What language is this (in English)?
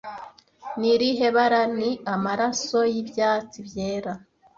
Kinyarwanda